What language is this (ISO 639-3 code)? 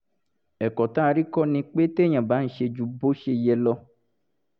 yor